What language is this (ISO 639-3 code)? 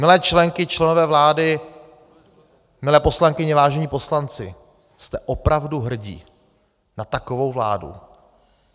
ces